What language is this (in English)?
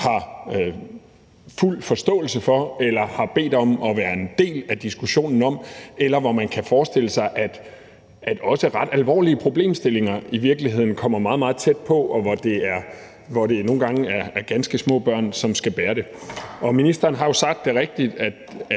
Danish